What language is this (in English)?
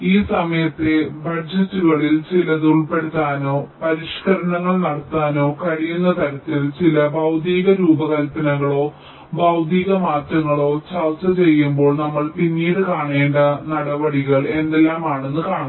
Malayalam